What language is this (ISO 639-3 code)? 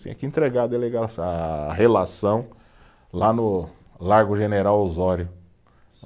por